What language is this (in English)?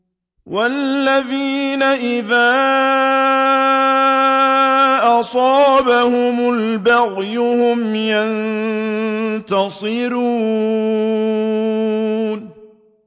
Arabic